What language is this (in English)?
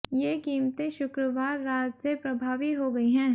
Hindi